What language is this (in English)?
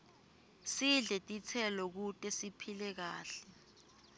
Swati